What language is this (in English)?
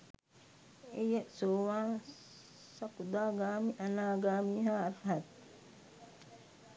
Sinhala